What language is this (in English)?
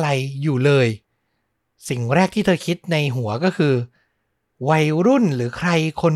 Thai